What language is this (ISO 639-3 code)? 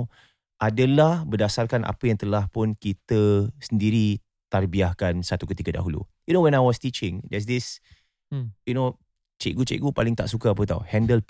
msa